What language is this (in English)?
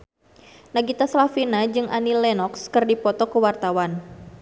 Sundanese